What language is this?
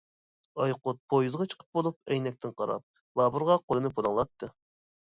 Uyghur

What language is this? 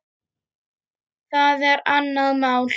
Icelandic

